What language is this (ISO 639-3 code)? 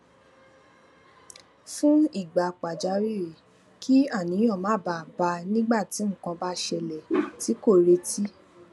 yor